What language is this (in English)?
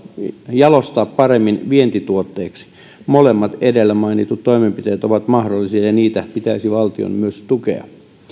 Finnish